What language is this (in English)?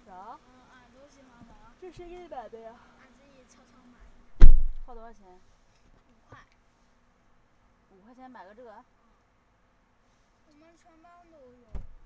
Chinese